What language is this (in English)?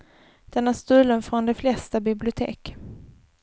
Swedish